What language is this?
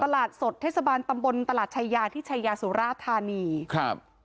Thai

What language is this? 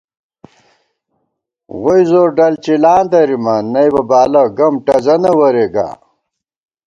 Gawar-Bati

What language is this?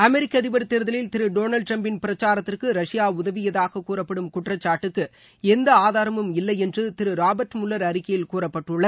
Tamil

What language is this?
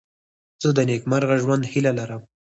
Pashto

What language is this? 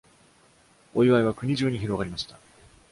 Japanese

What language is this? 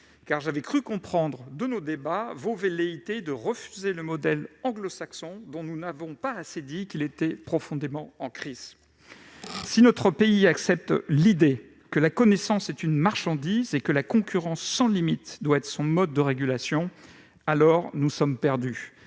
French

